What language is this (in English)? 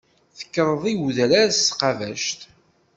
Kabyle